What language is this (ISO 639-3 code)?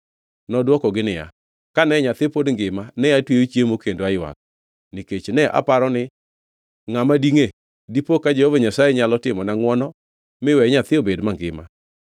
luo